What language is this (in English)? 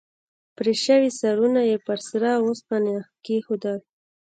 Pashto